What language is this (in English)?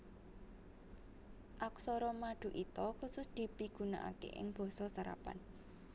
Javanese